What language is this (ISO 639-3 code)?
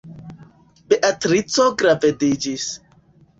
epo